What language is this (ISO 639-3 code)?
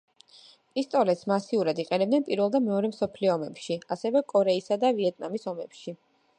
kat